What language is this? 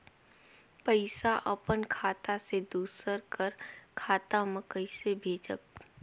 Chhattisgarhi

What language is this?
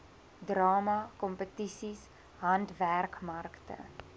Afrikaans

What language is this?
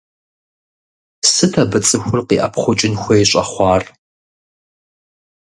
Kabardian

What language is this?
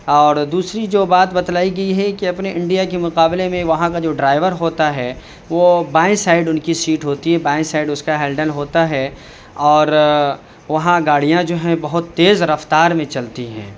Urdu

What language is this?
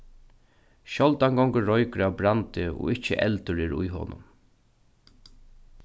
Faroese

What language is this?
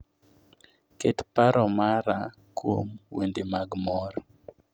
Luo (Kenya and Tanzania)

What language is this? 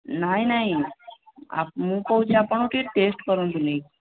Odia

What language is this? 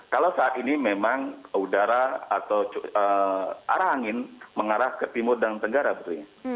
Indonesian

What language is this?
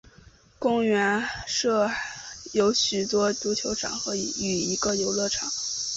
Chinese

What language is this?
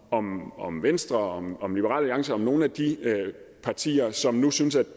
Danish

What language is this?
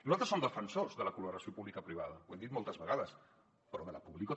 Catalan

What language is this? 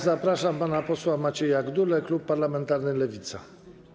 Polish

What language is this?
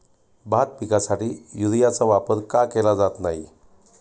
Marathi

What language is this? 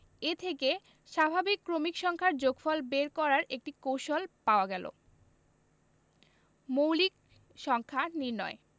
Bangla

